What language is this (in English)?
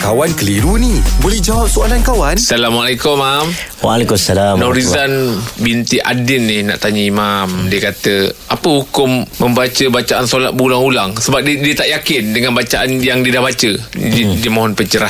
Malay